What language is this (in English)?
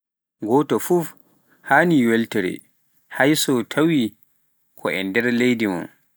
Pular